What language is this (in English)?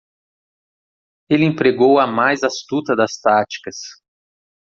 Portuguese